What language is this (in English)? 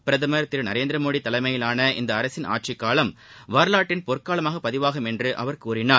Tamil